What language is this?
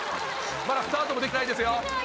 Japanese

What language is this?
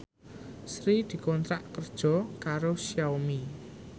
Javanese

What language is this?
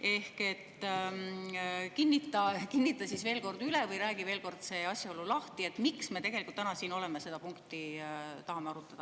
Estonian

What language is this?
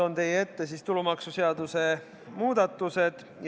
Estonian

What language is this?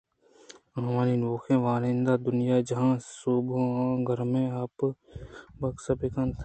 Eastern Balochi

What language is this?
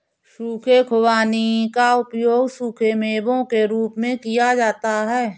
Hindi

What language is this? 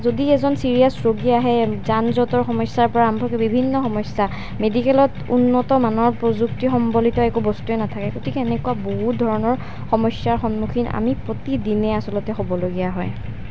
Assamese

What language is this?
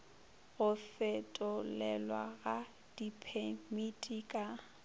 Northern Sotho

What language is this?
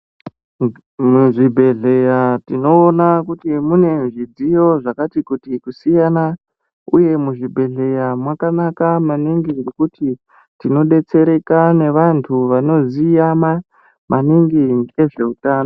Ndau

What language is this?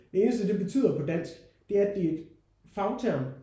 Danish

